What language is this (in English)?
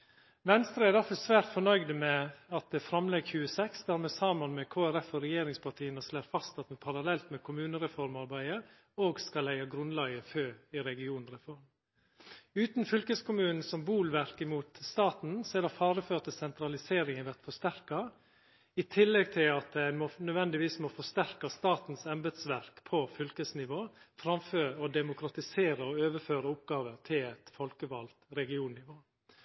Norwegian Nynorsk